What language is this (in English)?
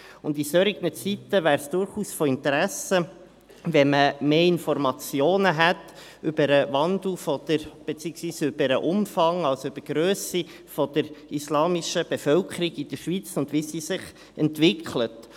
Swiss German